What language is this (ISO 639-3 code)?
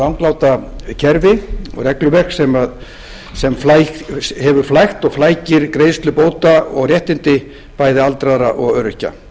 isl